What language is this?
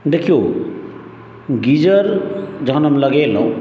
Maithili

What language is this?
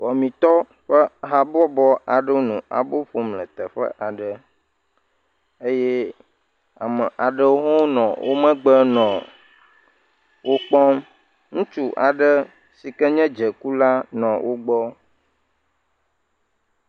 Ewe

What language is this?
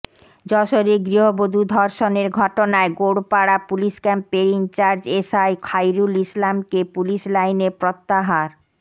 Bangla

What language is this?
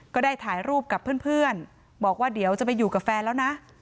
Thai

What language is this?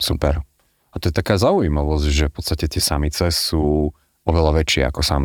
Slovak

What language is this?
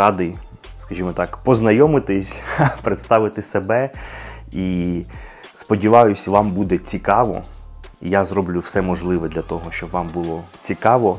Ukrainian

